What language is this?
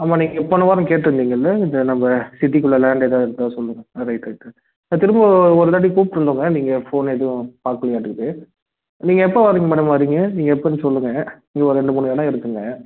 Tamil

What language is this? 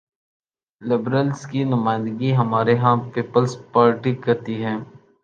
Urdu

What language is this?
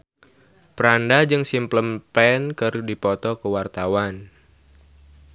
Sundanese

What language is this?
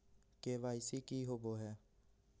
Magahi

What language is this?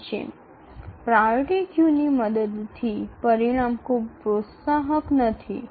Bangla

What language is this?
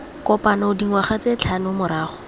Tswana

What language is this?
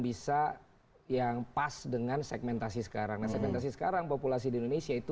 Indonesian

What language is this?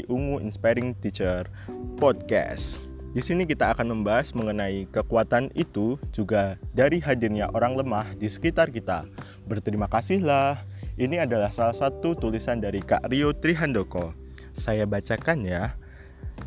Indonesian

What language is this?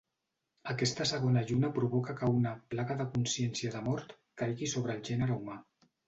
Catalan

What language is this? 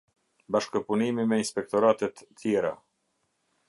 Albanian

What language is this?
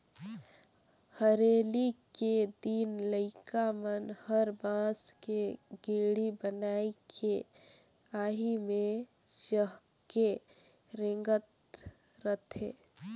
Chhattisgarhi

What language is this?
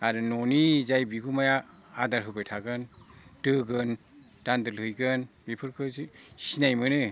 Bodo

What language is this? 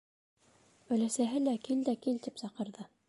Bashkir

